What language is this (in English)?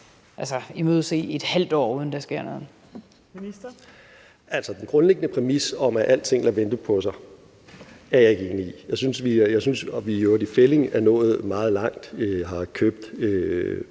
Danish